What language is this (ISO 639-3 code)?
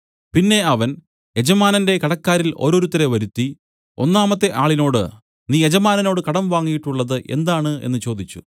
mal